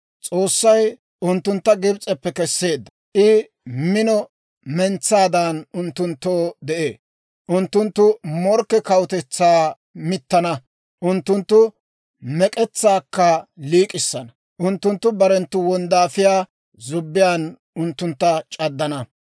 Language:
Dawro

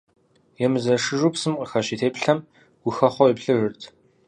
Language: Kabardian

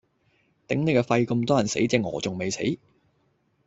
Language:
Cantonese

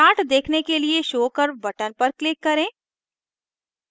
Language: Hindi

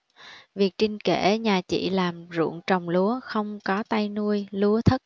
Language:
Vietnamese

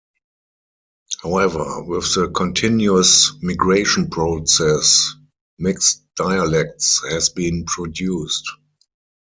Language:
English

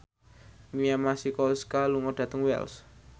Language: Javanese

